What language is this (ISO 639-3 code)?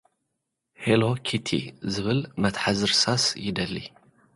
tir